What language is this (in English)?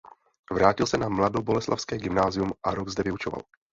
Czech